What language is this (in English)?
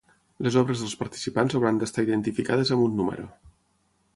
Catalan